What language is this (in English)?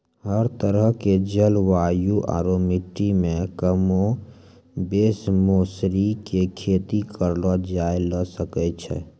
Maithili